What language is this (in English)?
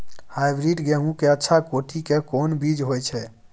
Maithili